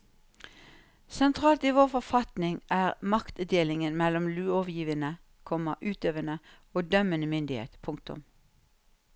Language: Norwegian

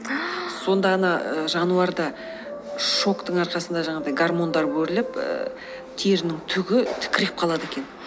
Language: Kazakh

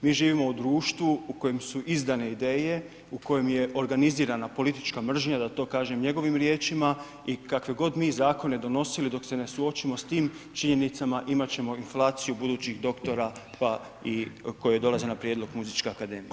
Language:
Croatian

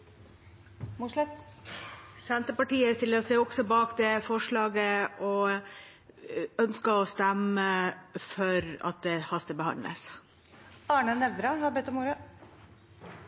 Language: Norwegian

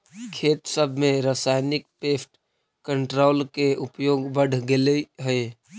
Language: Magahi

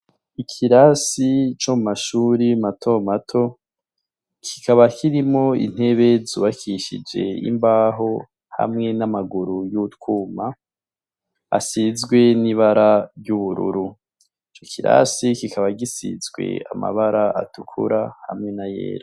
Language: Rundi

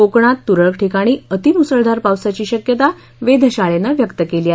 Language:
Marathi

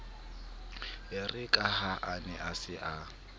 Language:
Southern Sotho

